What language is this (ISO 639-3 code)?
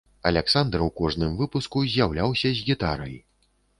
bel